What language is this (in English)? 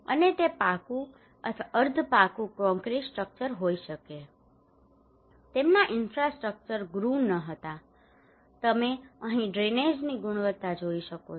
Gujarati